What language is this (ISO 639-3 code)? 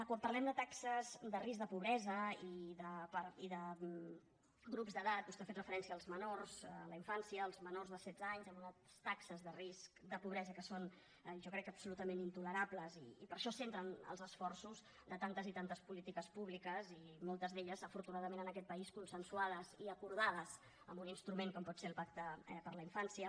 cat